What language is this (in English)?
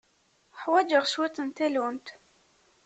Kabyle